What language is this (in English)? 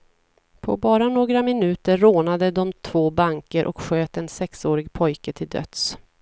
Swedish